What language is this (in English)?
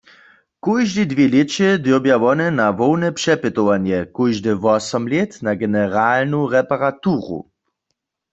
Upper Sorbian